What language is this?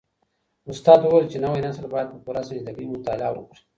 Pashto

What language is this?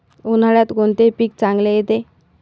Marathi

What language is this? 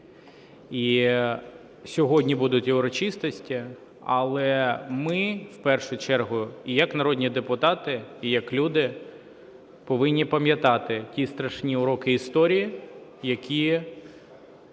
Ukrainian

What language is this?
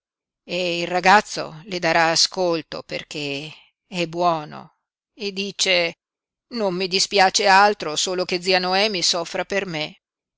Italian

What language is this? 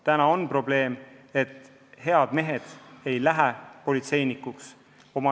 Estonian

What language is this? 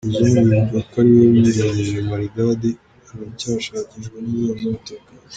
Kinyarwanda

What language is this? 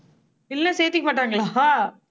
Tamil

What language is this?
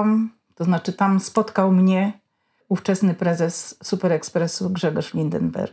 Polish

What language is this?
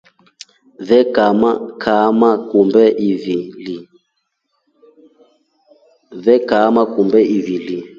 Rombo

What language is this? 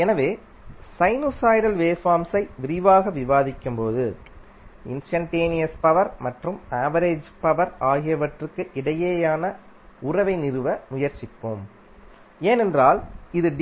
Tamil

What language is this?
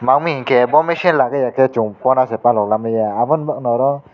Kok Borok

